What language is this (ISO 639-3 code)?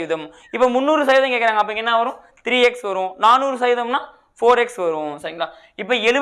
tam